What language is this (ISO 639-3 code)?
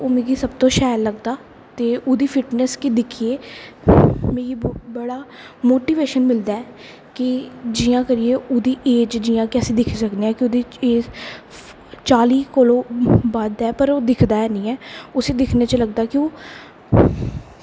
doi